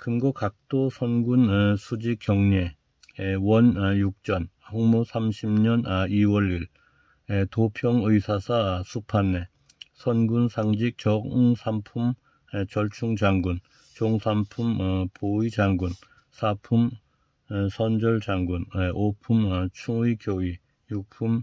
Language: Korean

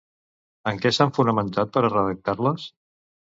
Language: Catalan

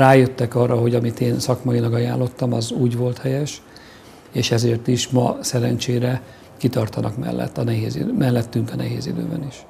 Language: Hungarian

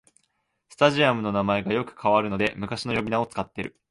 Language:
Japanese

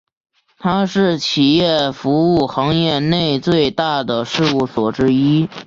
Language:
Chinese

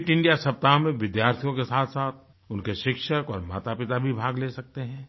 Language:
Hindi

